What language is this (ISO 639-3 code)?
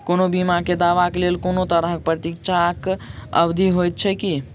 mai